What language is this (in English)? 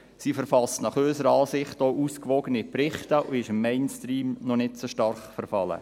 Swiss German